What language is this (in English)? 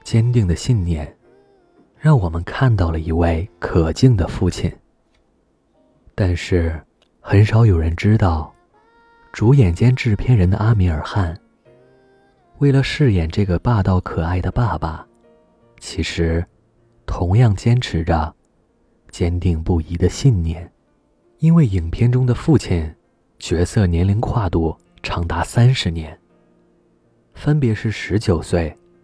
Chinese